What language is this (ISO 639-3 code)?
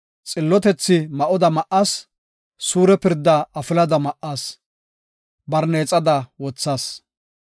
gof